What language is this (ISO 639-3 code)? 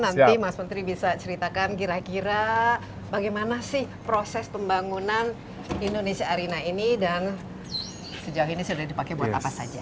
ind